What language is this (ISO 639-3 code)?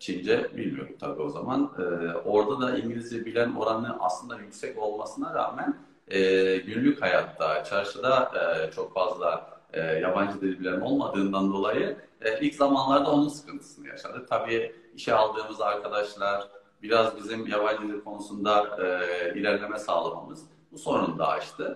tur